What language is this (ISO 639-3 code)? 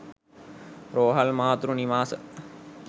sin